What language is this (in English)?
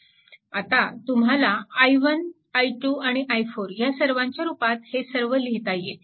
Marathi